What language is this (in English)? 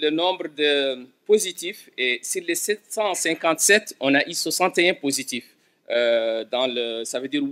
French